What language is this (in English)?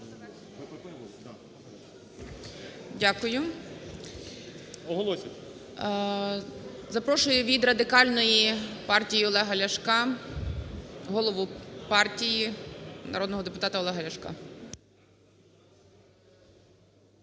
Ukrainian